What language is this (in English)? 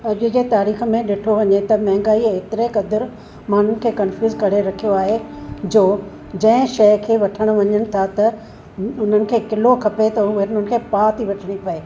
Sindhi